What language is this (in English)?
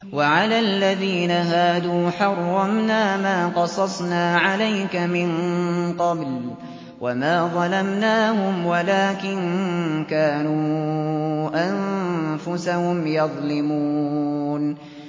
Arabic